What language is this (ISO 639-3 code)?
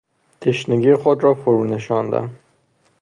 fas